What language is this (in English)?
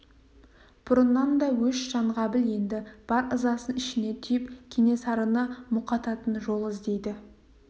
Kazakh